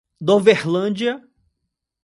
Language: Portuguese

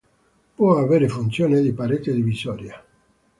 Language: Italian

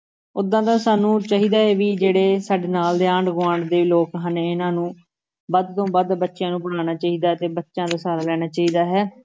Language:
Punjabi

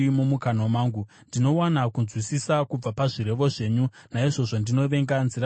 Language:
Shona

